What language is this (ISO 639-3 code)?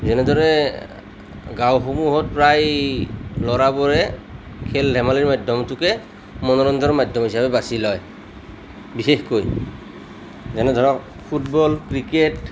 asm